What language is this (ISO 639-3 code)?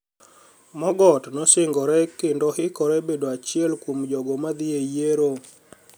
luo